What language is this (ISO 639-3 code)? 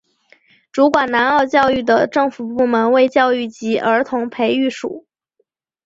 zho